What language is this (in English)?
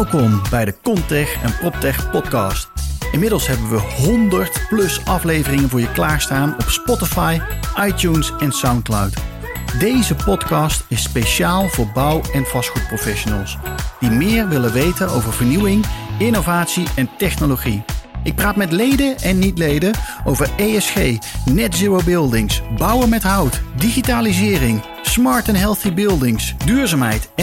Dutch